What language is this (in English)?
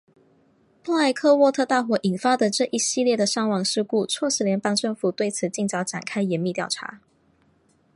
Chinese